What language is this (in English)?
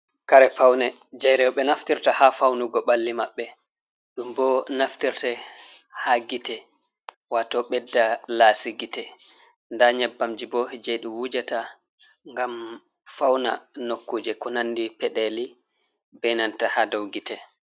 Fula